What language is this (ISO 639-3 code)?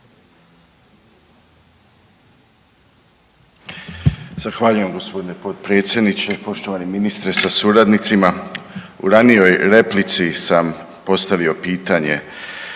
hrv